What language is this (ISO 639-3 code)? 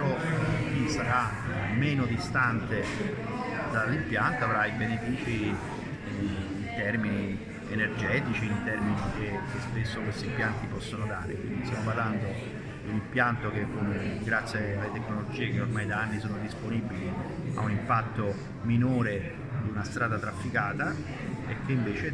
ita